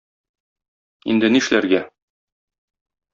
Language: Tatar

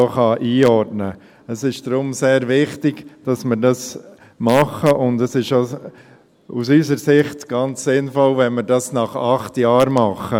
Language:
Swiss German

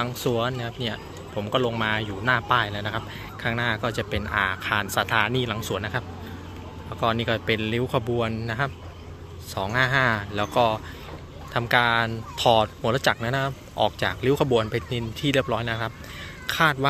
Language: Thai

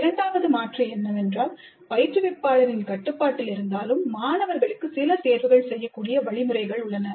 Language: Tamil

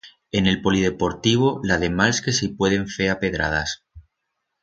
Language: Aragonese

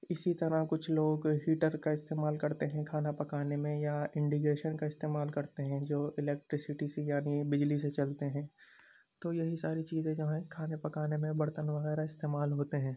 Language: Urdu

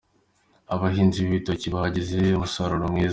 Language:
Kinyarwanda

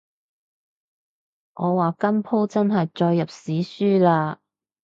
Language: Cantonese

